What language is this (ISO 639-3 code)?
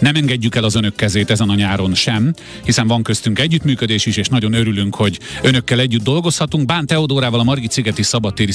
hun